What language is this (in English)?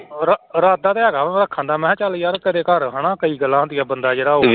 Punjabi